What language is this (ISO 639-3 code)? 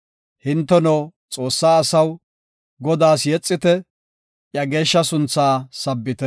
gof